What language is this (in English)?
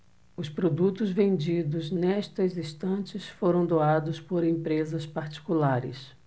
Portuguese